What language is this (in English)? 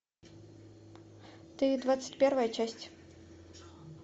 Russian